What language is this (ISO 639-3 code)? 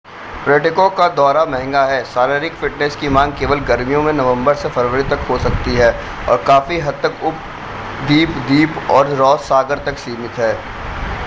hin